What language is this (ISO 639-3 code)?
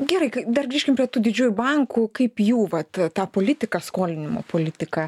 lit